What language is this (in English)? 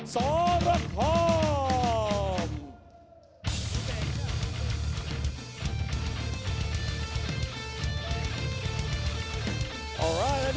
Thai